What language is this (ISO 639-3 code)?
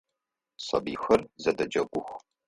ady